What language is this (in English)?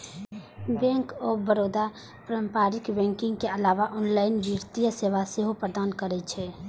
Maithili